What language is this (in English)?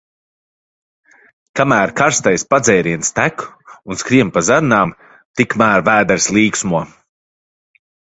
Latvian